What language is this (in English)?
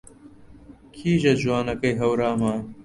Central Kurdish